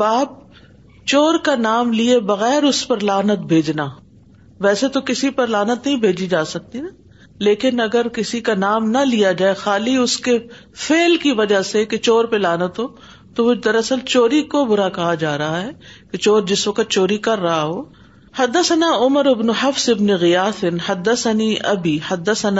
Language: Urdu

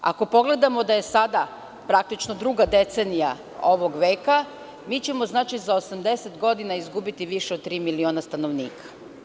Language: Serbian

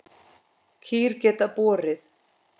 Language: Icelandic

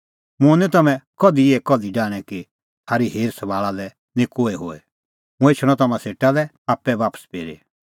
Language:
Kullu Pahari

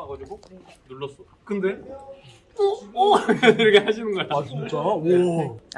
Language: Korean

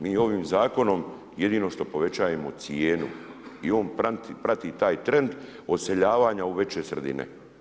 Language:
Croatian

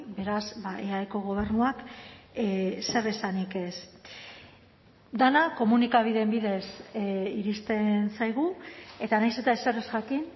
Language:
Basque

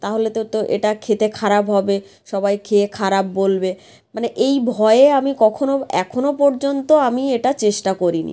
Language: Bangla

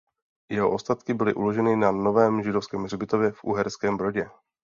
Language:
Czech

